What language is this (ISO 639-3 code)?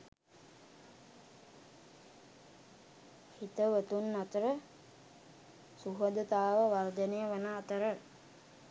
sin